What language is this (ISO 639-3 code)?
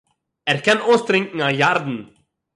yid